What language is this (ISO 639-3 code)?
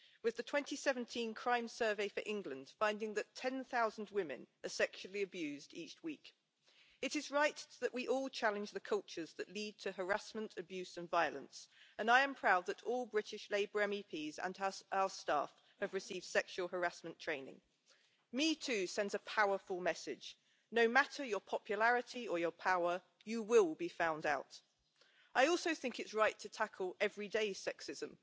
eng